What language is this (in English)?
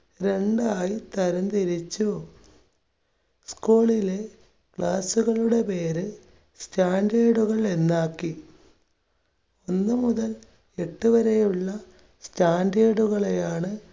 Malayalam